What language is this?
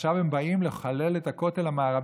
Hebrew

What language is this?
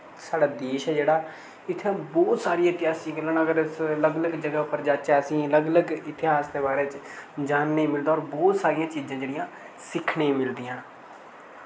Dogri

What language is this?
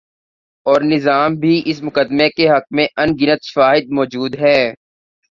Urdu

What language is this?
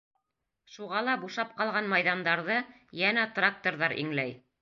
Bashkir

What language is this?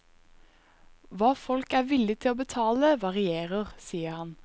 Norwegian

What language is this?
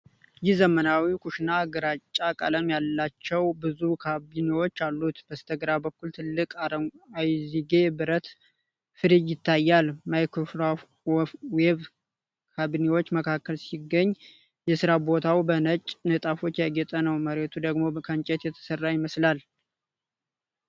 Amharic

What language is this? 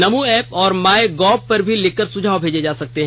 Hindi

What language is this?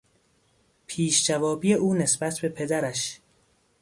Persian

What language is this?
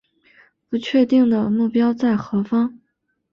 Chinese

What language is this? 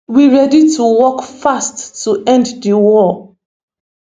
Nigerian Pidgin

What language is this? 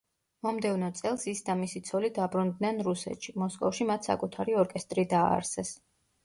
Georgian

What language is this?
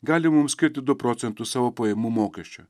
Lithuanian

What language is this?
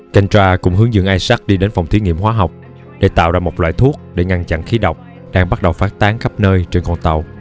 Vietnamese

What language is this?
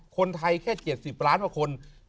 Thai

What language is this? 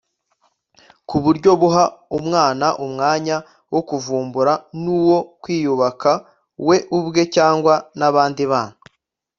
Kinyarwanda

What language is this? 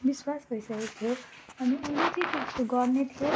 Nepali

